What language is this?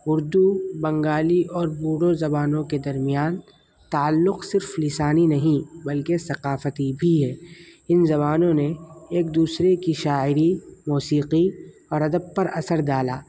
Urdu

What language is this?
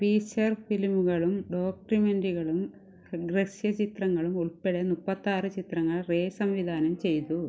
Malayalam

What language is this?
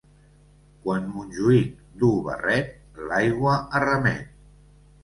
Catalan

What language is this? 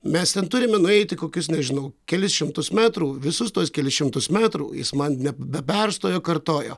Lithuanian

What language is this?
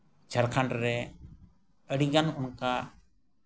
Santali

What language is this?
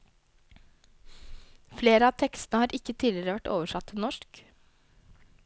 Norwegian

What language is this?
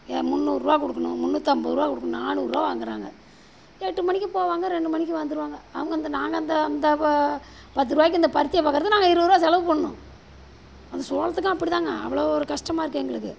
Tamil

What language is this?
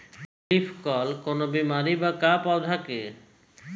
Bhojpuri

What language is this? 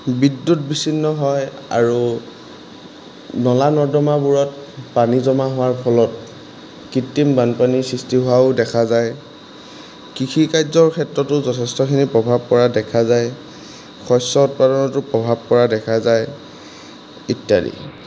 Assamese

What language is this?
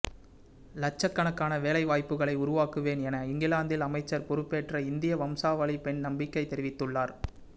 Tamil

